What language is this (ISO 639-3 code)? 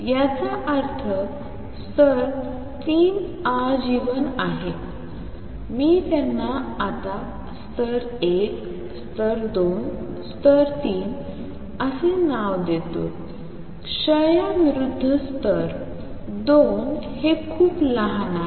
mar